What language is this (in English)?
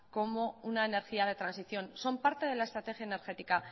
Spanish